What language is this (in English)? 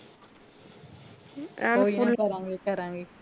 Punjabi